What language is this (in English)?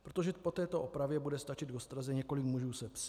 Czech